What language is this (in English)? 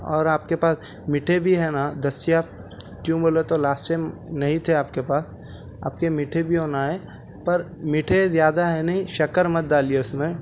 Urdu